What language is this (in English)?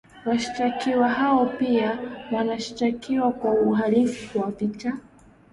Swahili